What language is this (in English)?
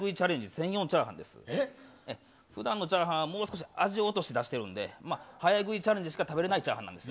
Japanese